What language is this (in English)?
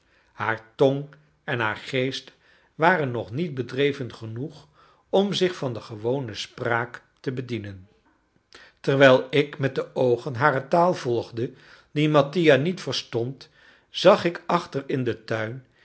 Dutch